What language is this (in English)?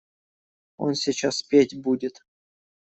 Russian